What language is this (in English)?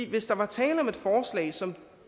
Danish